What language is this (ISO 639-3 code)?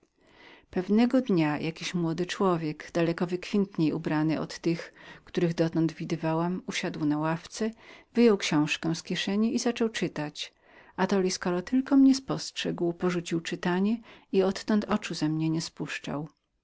pol